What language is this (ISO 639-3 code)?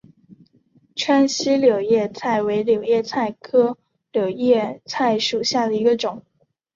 zho